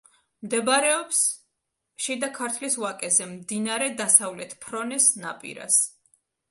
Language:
Georgian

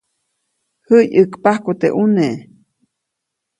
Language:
Copainalá Zoque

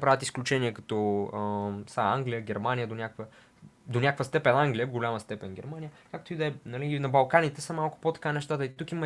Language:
Bulgarian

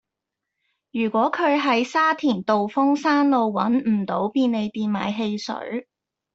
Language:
Cantonese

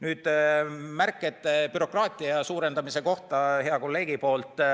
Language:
Estonian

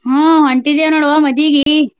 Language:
Kannada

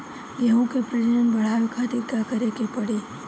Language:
Bhojpuri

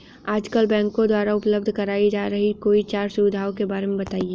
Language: Hindi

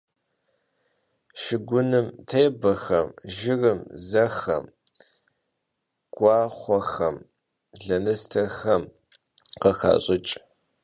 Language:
Kabardian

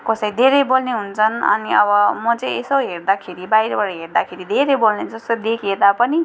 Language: Nepali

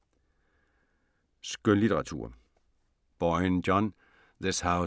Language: Danish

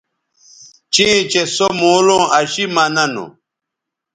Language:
Bateri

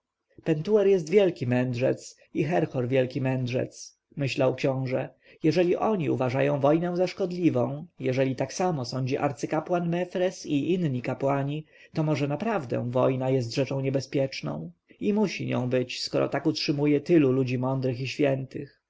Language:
Polish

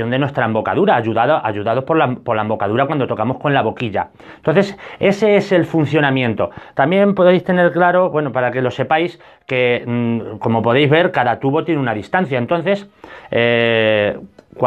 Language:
Spanish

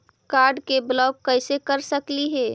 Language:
Magahi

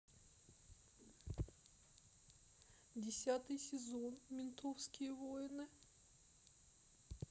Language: Russian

